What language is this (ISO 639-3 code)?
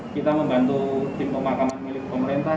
ind